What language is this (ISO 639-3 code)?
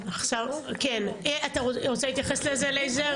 heb